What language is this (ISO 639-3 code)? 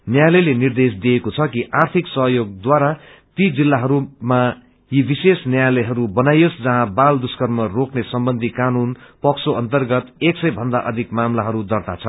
nep